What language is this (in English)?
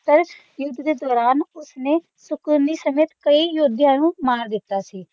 Punjabi